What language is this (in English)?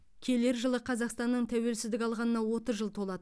Kazakh